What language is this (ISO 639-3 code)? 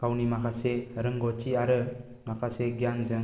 brx